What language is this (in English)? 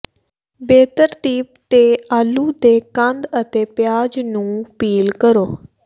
Punjabi